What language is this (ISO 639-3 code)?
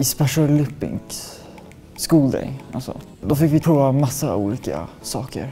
swe